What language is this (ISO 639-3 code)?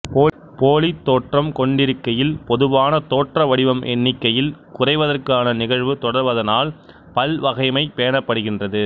tam